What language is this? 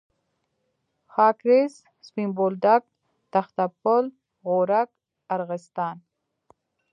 Pashto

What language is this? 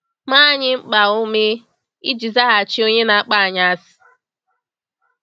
Igbo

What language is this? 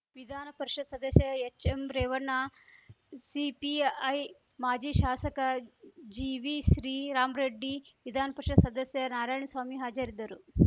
Kannada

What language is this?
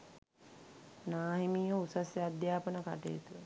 Sinhala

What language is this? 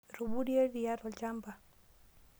Masai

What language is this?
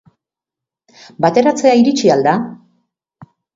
Basque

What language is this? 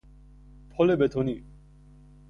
Persian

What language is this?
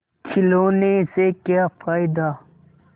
Hindi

